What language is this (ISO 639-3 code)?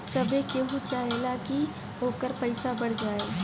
bho